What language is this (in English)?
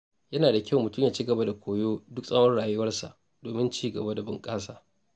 Hausa